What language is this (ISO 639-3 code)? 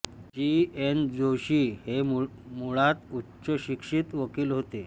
mar